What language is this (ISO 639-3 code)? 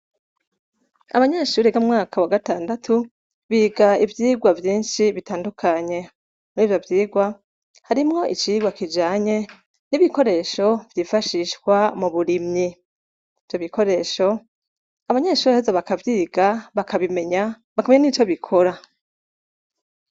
run